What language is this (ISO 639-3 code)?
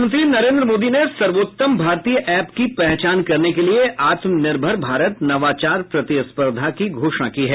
hin